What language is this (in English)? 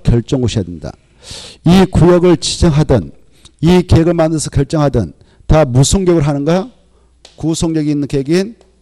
Korean